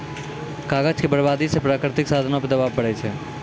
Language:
Maithili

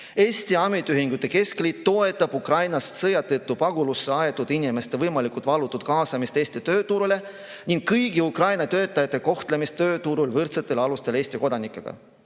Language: Estonian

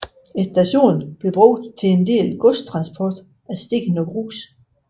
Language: Danish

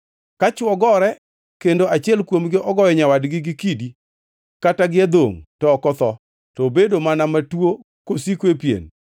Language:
Luo (Kenya and Tanzania)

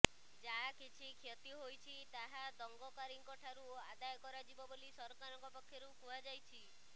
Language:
Odia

